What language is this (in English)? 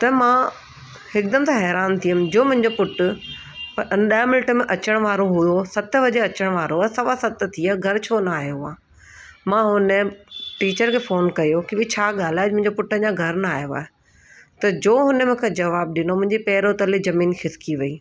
Sindhi